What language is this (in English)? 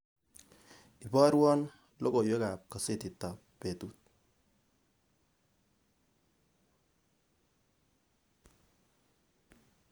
Kalenjin